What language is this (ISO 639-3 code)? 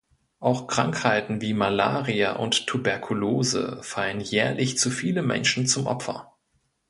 deu